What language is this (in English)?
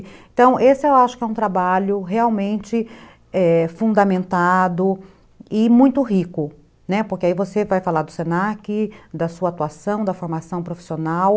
Portuguese